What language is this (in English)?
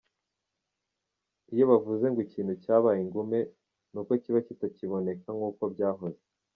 Kinyarwanda